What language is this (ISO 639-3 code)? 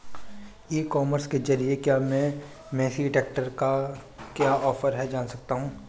hin